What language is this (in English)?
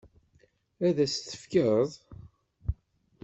Kabyle